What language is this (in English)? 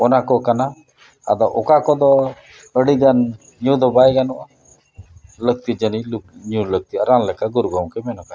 Santali